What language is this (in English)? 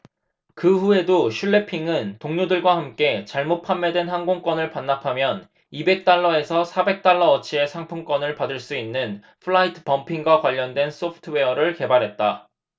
Korean